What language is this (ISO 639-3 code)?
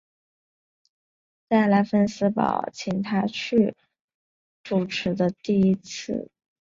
zho